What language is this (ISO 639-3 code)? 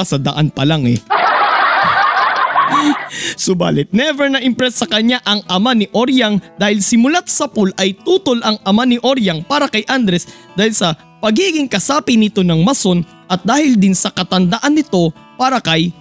fil